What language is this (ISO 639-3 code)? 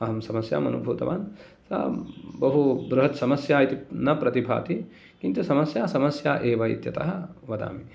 san